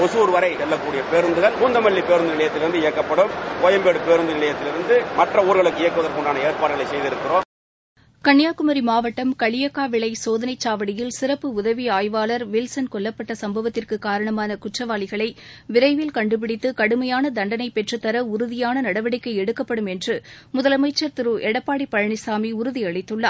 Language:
Tamil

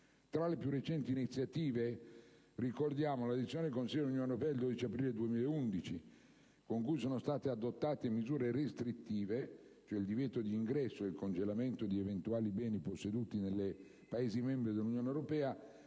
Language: Italian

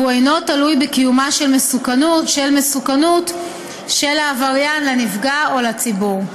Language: Hebrew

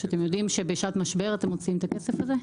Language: Hebrew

